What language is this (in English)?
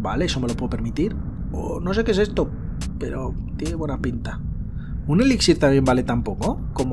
Spanish